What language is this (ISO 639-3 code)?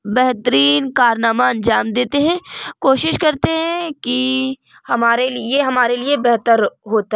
urd